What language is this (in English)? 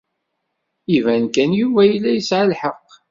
Kabyle